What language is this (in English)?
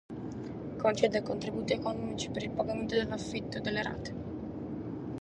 Sardinian